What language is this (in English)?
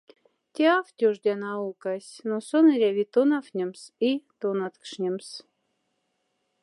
Moksha